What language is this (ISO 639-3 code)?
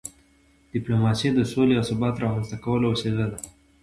pus